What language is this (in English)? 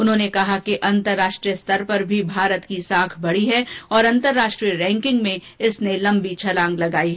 Hindi